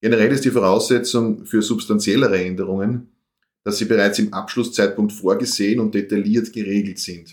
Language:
German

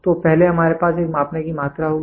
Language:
Hindi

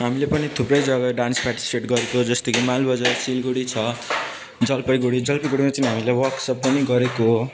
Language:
Nepali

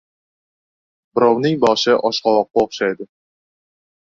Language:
Uzbek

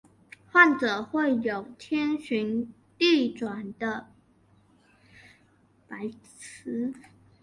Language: Chinese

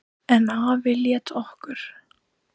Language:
Icelandic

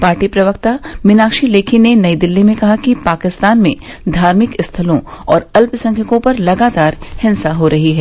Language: Hindi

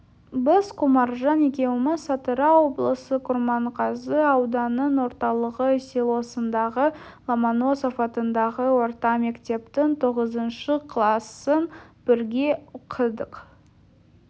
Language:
Kazakh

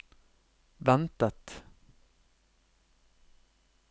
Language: Norwegian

